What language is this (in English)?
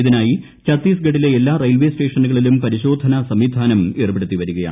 Malayalam